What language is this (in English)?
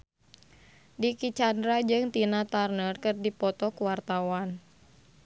Sundanese